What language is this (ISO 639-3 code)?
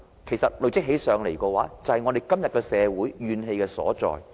yue